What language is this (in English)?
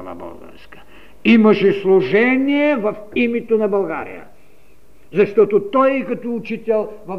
Bulgarian